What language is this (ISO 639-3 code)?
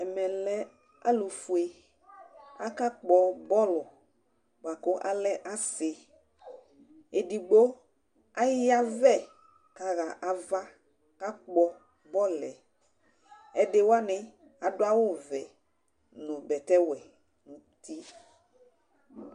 kpo